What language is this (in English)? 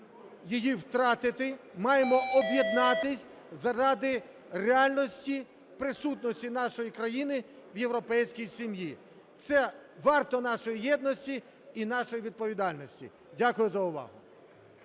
Ukrainian